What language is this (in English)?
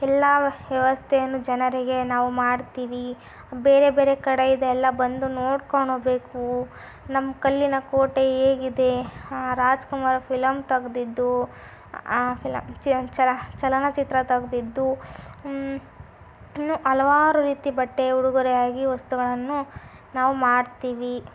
Kannada